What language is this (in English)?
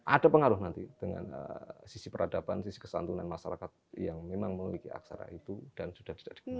Indonesian